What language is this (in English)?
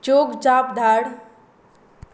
Konkani